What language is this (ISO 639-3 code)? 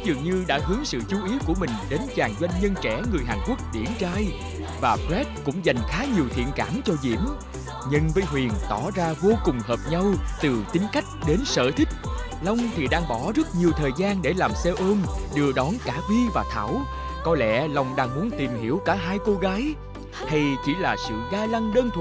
vie